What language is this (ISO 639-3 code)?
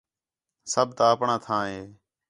xhe